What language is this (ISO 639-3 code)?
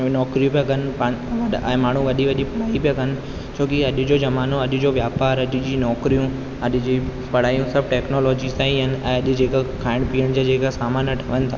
snd